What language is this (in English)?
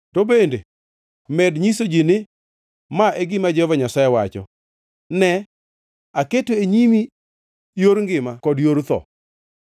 Luo (Kenya and Tanzania)